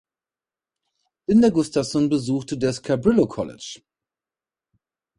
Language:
German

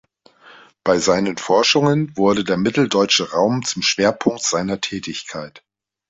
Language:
German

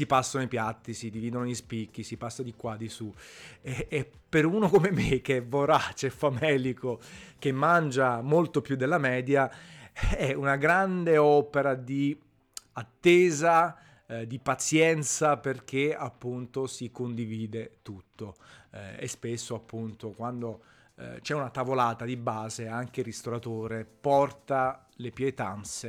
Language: Italian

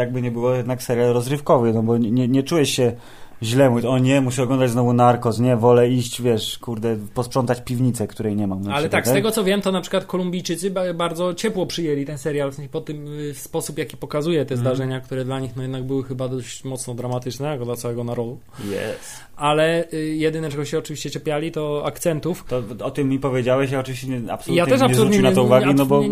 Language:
Polish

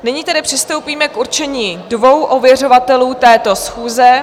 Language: Czech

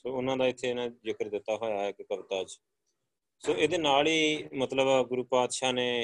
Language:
Punjabi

